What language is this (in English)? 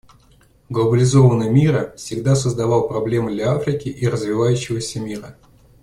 Russian